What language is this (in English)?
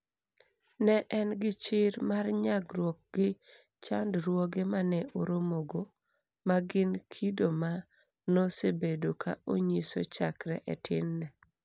Luo (Kenya and Tanzania)